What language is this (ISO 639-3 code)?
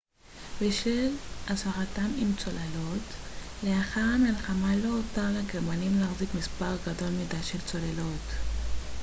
heb